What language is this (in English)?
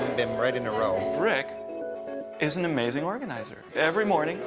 English